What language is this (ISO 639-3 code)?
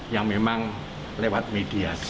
ind